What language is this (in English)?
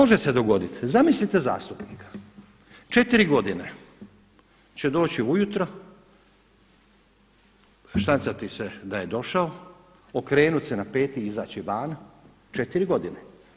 Croatian